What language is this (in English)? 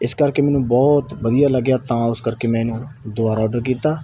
Punjabi